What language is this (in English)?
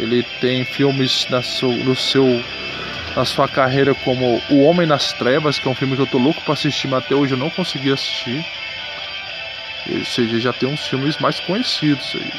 Portuguese